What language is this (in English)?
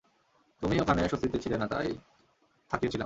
Bangla